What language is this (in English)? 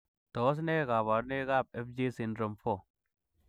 Kalenjin